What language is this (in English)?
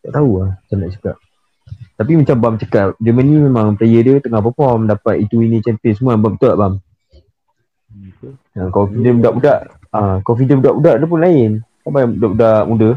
Malay